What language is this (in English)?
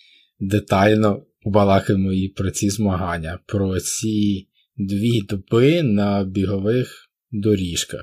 Ukrainian